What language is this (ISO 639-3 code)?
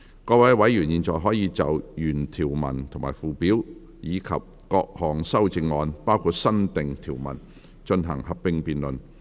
yue